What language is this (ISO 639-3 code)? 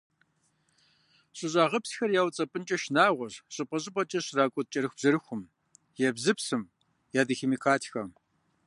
kbd